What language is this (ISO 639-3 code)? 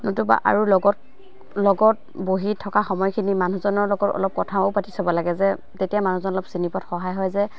asm